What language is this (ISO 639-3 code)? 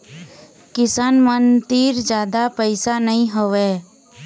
hne